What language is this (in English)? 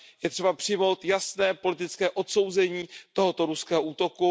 Czech